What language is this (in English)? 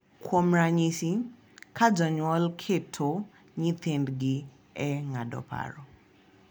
Luo (Kenya and Tanzania)